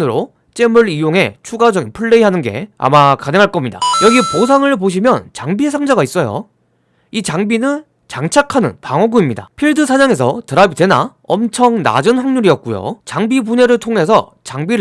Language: Korean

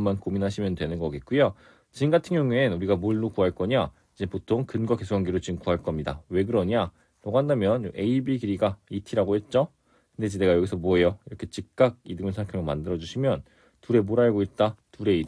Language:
Korean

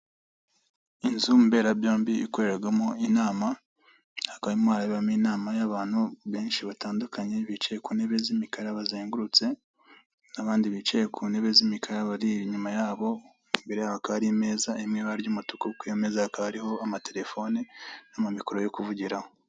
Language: Kinyarwanda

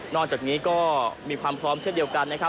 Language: Thai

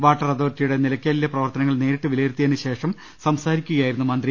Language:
Malayalam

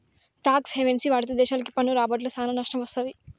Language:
Telugu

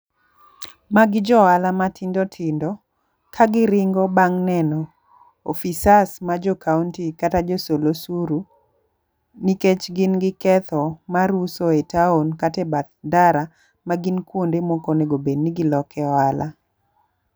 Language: Luo (Kenya and Tanzania)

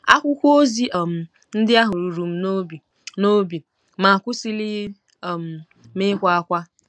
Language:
Igbo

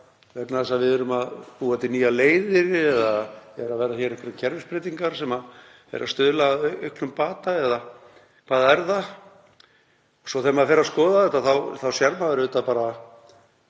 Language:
Icelandic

